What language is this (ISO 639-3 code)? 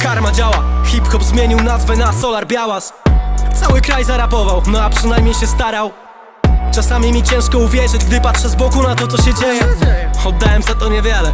pol